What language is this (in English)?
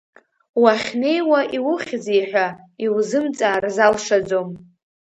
Abkhazian